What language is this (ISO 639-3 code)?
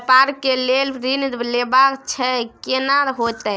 mai